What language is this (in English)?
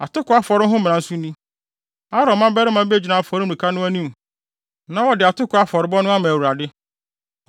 Akan